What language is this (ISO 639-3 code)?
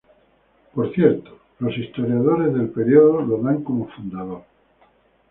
spa